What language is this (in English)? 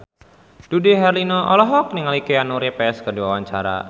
Sundanese